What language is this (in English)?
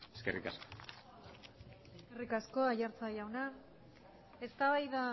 Basque